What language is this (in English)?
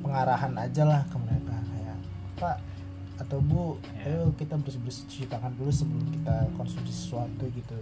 Indonesian